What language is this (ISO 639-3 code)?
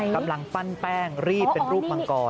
tha